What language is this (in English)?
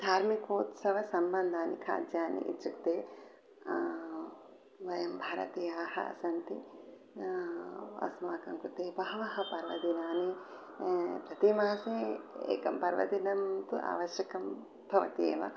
Sanskrit